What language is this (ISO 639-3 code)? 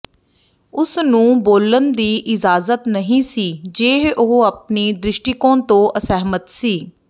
pan